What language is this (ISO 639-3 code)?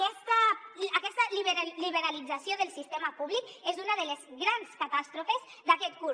cat